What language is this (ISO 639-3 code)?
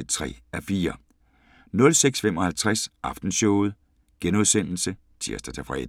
dan